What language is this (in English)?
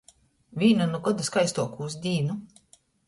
Latgalian